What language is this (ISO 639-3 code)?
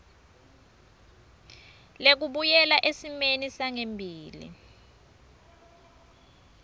ssw